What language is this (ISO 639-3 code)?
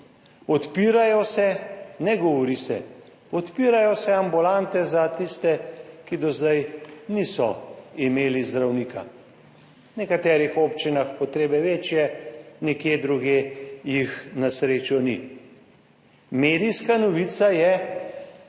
slv